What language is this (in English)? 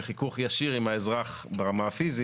Hebrew